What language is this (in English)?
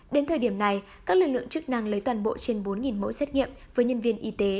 Vietnamese